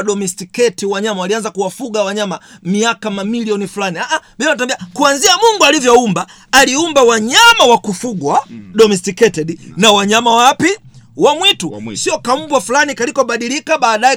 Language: Swahili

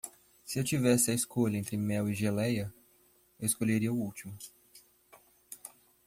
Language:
Portuguese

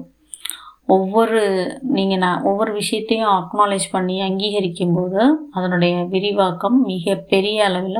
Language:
Tamil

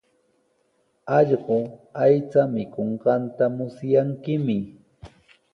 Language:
Sihuas Ancash Quechua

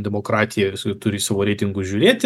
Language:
Lithuanian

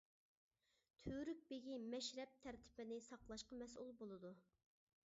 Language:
Uyghur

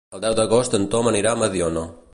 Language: Catalan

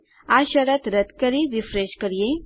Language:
Gujarati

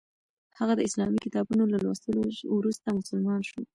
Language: Pashto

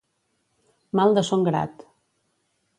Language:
Catalan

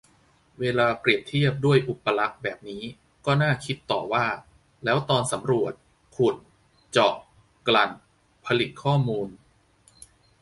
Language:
Thai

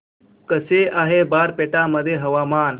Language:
Marathi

